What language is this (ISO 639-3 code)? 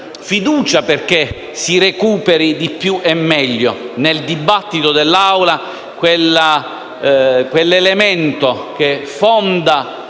ita